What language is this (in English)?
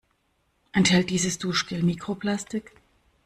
German